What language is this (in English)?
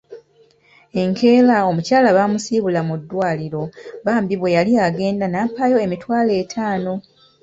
Ganda